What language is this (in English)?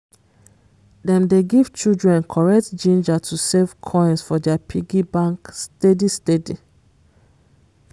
Nigerian Pidgin